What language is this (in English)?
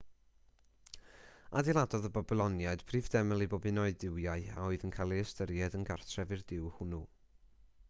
Welsh